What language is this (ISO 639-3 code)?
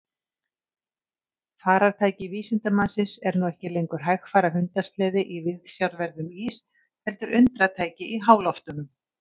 isl